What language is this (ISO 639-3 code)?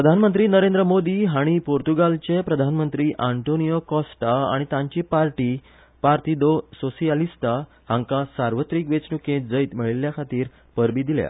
kok